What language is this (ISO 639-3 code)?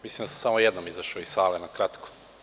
srp